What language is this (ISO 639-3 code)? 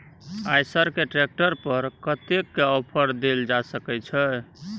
mai